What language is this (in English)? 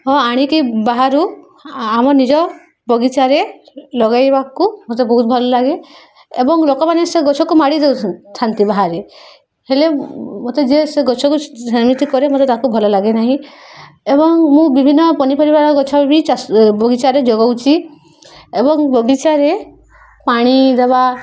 Odia